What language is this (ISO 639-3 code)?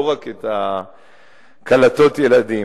heb